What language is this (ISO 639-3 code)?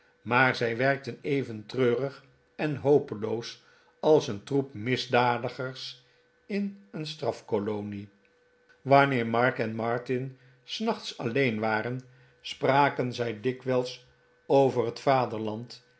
nld